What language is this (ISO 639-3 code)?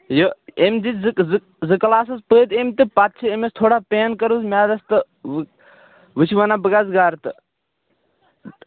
kas